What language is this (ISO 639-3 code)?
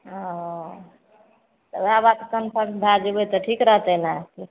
mai